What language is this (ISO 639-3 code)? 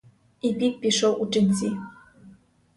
ukr